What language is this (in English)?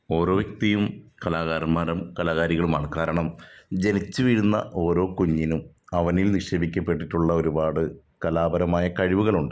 Malayalam